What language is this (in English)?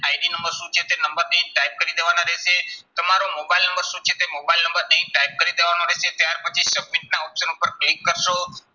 Gujarati